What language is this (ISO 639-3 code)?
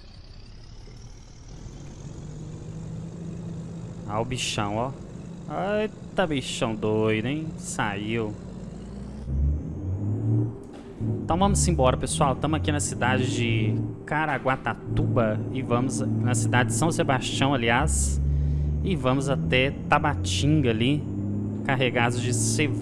por